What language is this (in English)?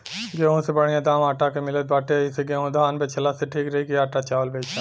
Bhojpuri